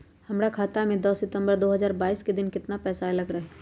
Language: Magahi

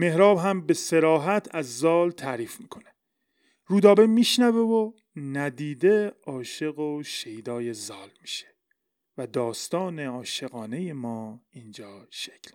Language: Persian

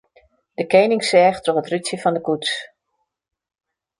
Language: Western Frisian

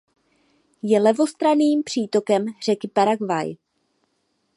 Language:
Czech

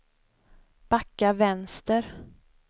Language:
Swedish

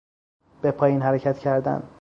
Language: Persian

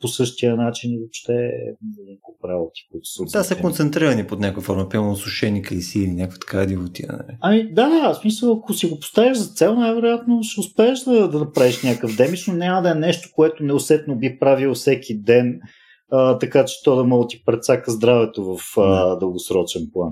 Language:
Bulgarian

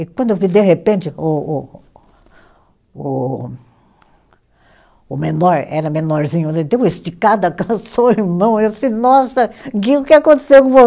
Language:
Portuguese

